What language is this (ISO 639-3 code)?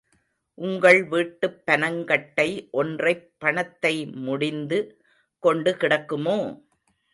tam